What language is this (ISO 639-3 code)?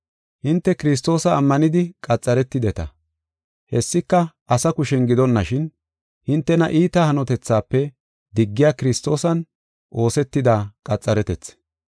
gof